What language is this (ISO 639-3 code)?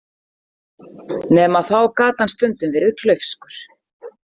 isl